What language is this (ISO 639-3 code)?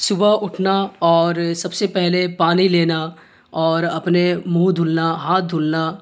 urd